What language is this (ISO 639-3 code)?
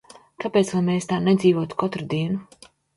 lav